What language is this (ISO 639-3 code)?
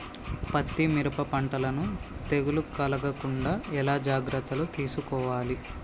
tel